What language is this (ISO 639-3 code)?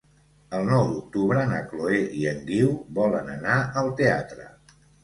cat